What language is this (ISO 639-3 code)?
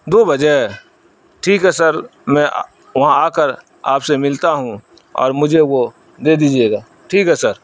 urd